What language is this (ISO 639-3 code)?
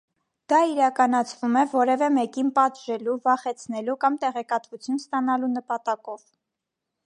hye